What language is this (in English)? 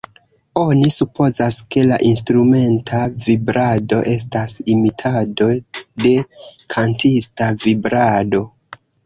Esperanto